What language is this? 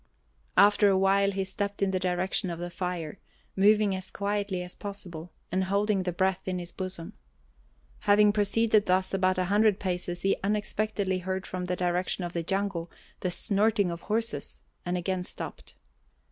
English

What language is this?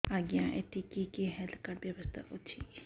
Odia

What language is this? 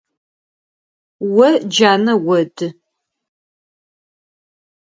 Adyghe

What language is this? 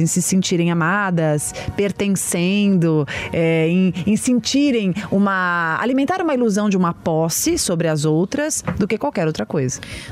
Portuguese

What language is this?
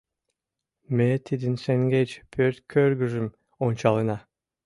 Mari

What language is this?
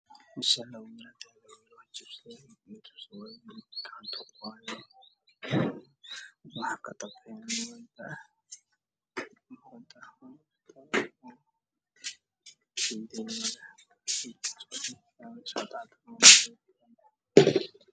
Somali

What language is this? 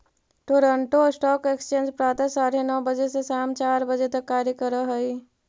Magahi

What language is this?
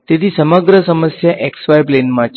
Gujarati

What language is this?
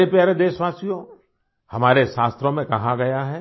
Hindi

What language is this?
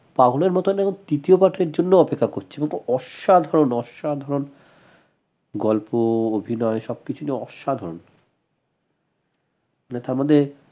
Bangla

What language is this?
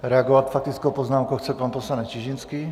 Czech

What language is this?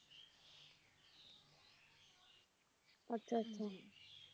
Punjabi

